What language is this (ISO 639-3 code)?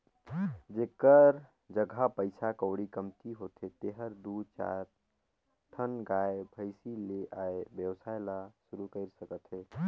hne